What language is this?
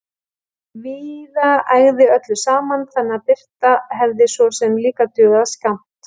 Icelandic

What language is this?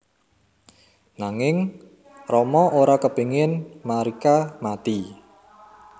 Javanese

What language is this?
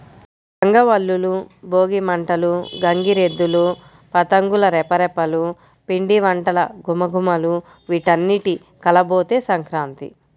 Telugu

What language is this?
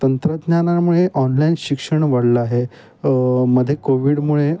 Marathi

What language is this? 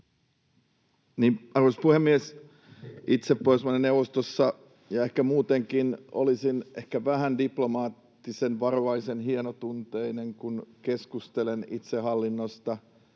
Finnish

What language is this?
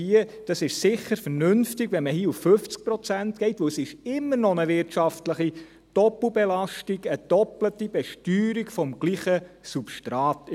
Swiss German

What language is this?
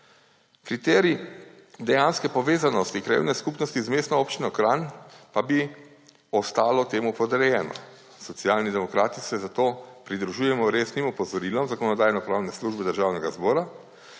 Slovenian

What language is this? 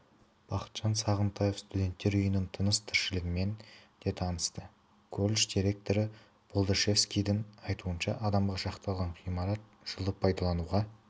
Kazakh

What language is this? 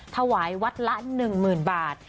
Thai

